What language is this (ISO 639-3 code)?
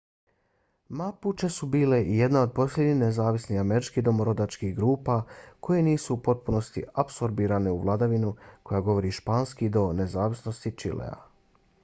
bos